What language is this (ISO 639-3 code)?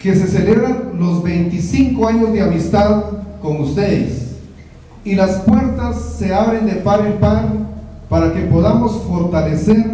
spa